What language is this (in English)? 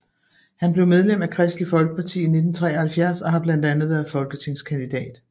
Danish